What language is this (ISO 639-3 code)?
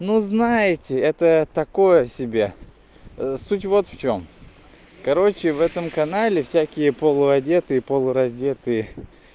rus